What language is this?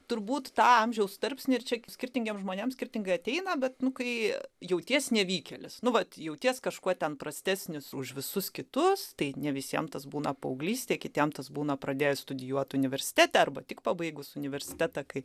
Lithuanian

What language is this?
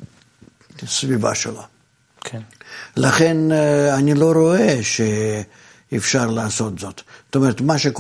Hebrew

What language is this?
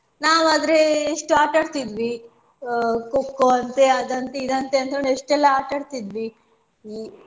Kannada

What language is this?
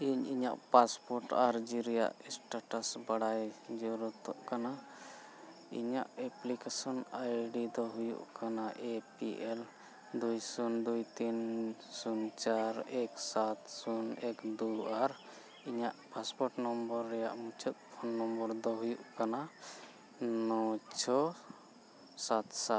Santali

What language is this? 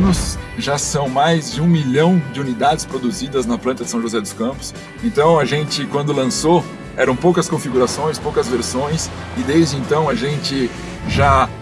Portuguese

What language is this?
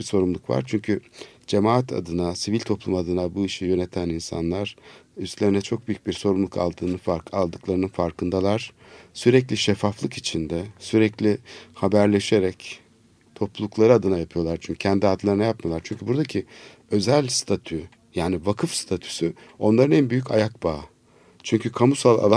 Turkish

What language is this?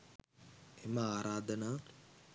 Sinhala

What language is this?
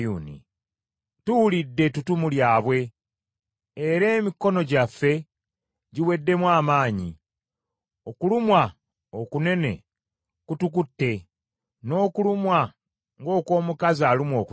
Ganda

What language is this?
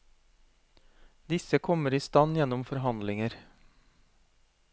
Norwegian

